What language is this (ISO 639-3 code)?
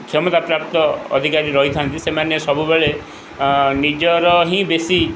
ori